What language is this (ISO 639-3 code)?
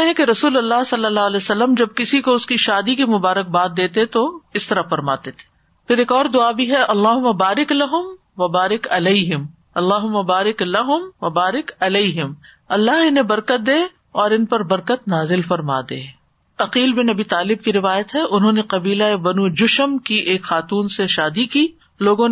urd